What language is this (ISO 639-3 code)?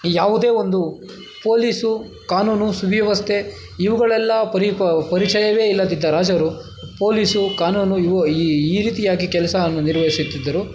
kan